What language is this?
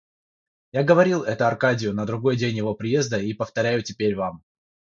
Russian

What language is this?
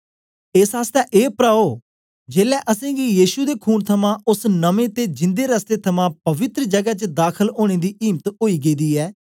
Dogri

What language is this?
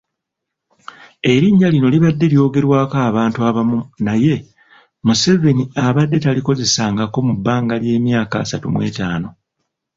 Ganda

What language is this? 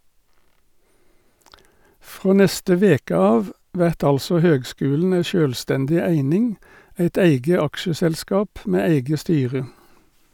Norwegian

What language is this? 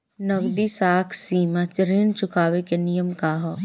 Bhojpuri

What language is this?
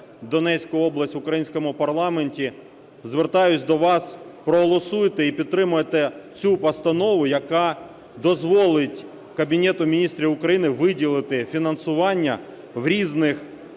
Ukrainian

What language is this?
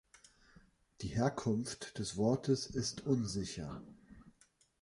German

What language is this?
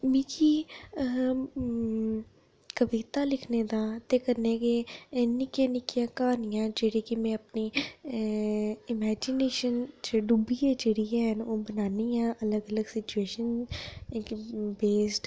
Dogri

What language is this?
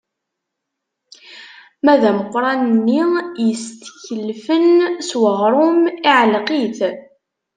Kabyle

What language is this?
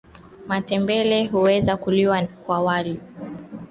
Swahili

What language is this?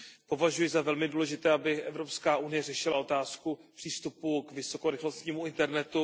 Czech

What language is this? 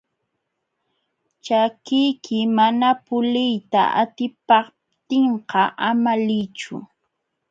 Jauja Wanca Quechua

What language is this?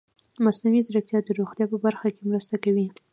Pashto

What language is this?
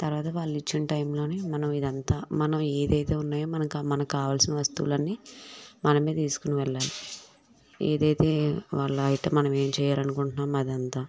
Telugu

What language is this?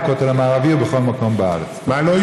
Hebrew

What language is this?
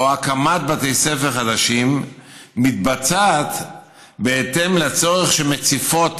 Hebrew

